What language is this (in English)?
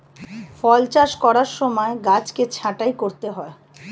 Bangla